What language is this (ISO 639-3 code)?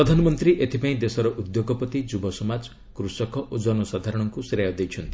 ori